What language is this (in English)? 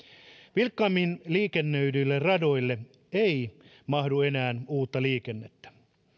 Finnish